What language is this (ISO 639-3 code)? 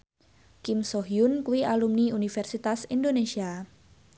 jav